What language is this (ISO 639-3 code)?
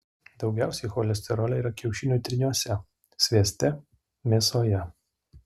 lit